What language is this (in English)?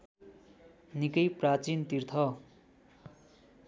Nepali